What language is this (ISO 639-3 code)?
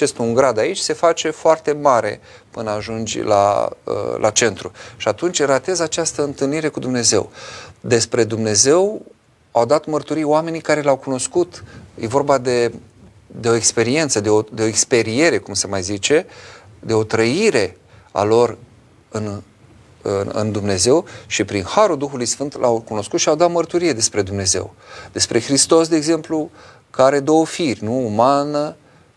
ron